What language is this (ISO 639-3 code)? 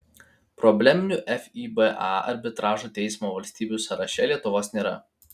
lit